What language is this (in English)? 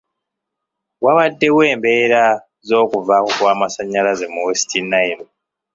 Ganda